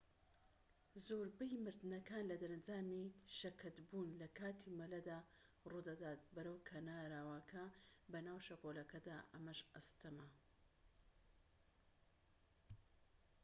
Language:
Central Kurdish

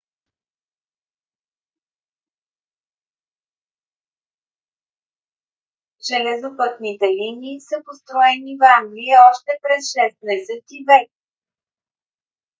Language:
Bulgarian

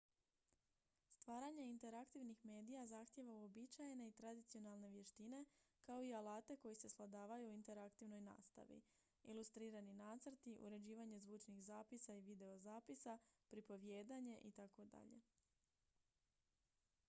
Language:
Croatian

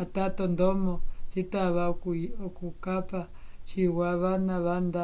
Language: Umbundu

